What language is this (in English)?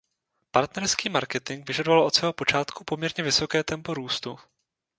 Czech